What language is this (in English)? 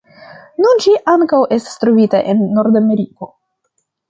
Esperanto